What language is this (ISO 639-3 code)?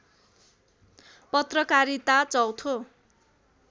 nep